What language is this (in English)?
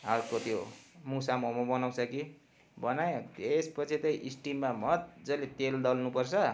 Nepali